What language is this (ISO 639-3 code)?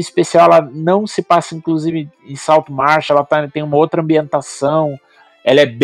por